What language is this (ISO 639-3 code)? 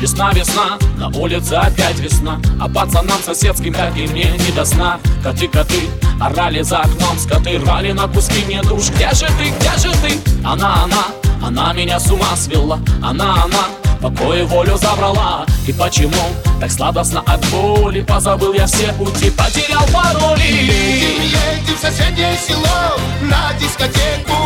rus